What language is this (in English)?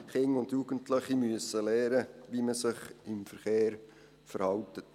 Swiss German